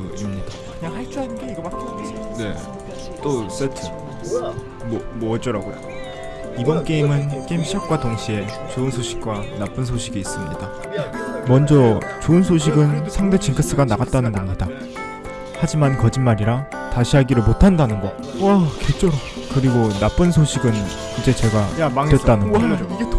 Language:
Korean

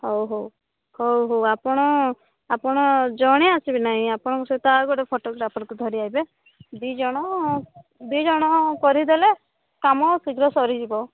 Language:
Odia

